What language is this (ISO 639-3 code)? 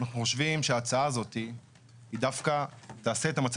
heb